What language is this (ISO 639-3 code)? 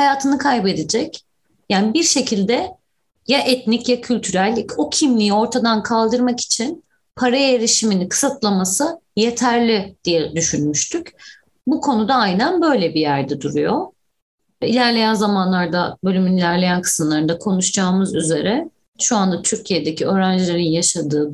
tur